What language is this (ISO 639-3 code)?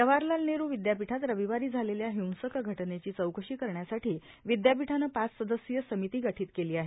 mar